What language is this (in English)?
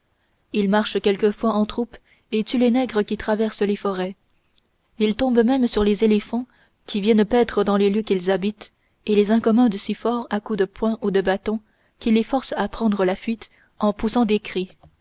French